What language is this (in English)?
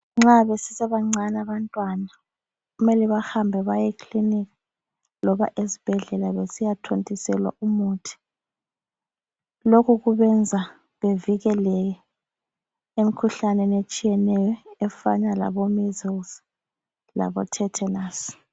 North Ndebele